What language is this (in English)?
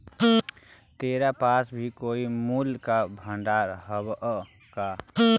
Magahi